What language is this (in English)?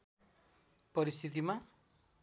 Nepali